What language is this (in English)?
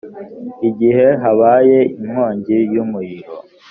Kinyarwanda